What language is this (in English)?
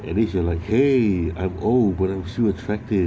English